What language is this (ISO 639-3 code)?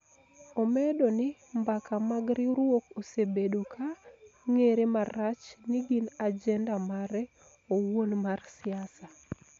luo